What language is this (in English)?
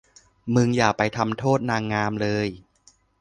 Thai